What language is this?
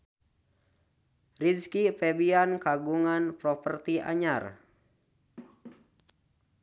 Sundanese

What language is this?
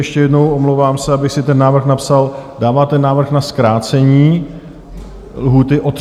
Czech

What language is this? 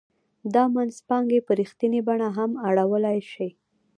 Pashto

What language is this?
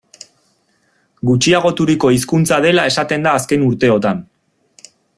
Basque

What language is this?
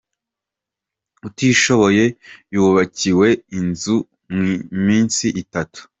Kinyarwanda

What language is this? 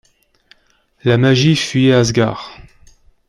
French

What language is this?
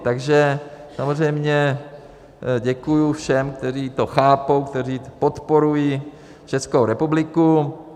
Czech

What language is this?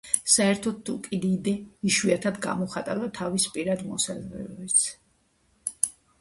Georgian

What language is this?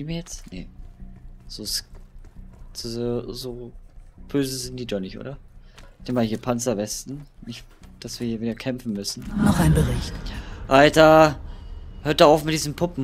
German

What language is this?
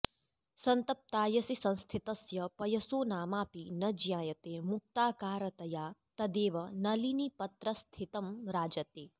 Sanskrit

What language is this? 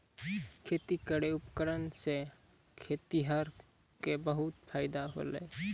Maithili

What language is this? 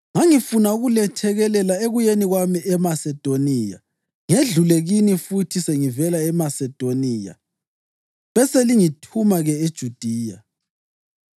North Ndebele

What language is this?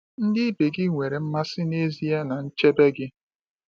Igbo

